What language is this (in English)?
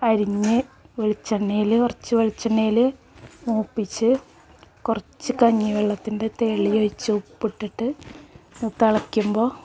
Malayalam